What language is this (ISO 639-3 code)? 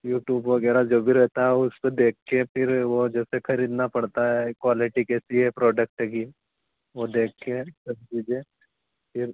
hin